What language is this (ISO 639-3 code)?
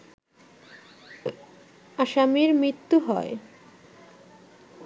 ben